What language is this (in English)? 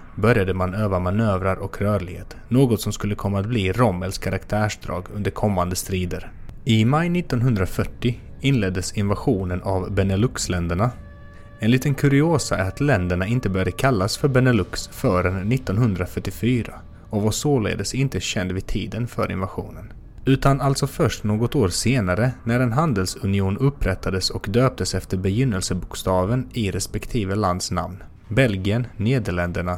Swedish